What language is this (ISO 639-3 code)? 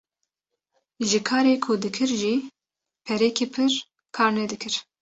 kur